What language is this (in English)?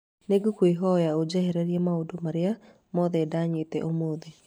Kikuyu